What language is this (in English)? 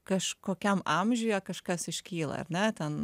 Lithuanian